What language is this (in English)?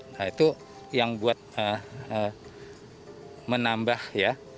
Indonesian